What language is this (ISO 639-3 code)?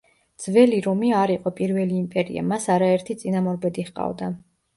kat